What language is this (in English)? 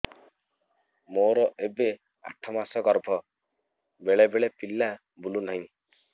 Odia